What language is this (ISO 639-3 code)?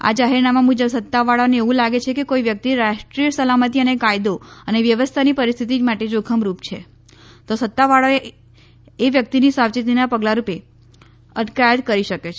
guj